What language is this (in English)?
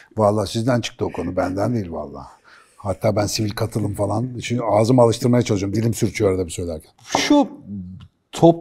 Turkish